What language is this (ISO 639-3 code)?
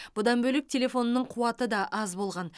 kaz